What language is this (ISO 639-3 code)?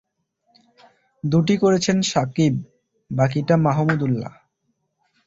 ben